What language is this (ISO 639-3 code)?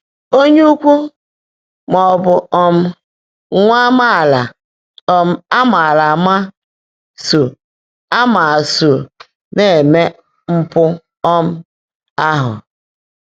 ibo